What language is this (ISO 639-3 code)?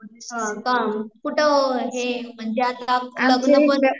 mar